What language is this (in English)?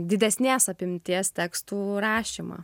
Lithuanian